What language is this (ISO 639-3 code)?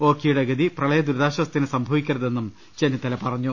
mal